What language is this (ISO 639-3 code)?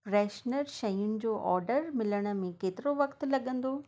snd